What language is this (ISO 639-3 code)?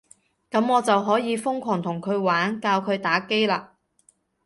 yue